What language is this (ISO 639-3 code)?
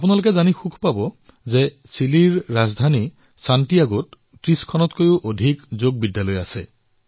asm